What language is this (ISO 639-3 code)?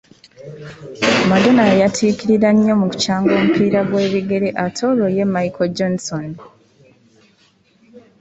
lug